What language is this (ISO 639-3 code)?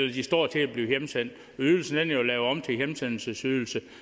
dan